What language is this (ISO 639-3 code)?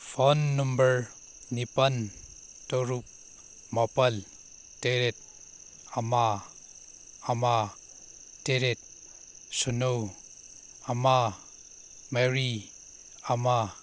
mni